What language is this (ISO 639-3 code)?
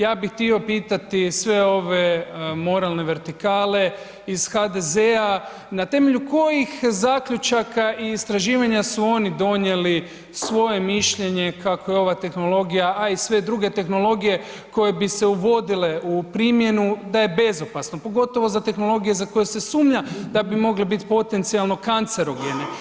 hrv